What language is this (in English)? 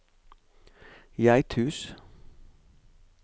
Norwegian